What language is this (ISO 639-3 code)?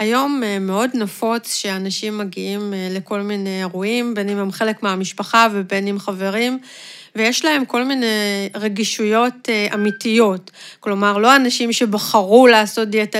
heb